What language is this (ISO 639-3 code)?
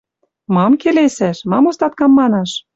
mrj